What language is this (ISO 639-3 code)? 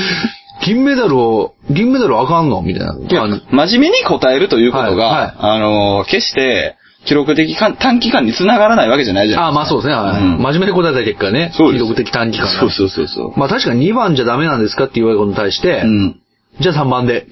jpn